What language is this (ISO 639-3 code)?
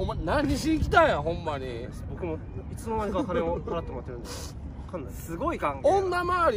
jpn